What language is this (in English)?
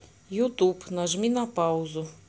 Russian